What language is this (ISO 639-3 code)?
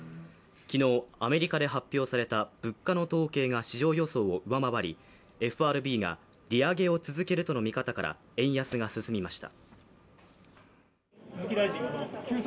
jpn